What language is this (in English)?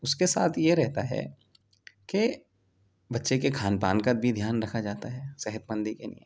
Urdu